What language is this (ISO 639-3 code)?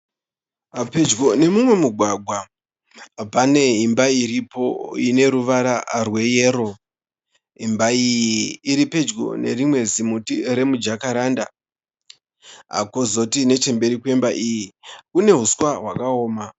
sna